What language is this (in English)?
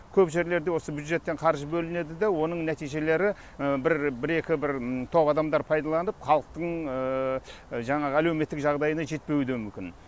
Kazakh